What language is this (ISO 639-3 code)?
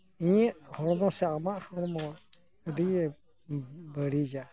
sat